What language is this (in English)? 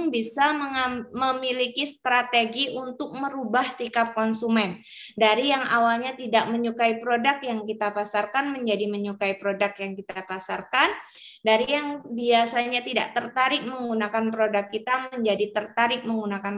Indonesian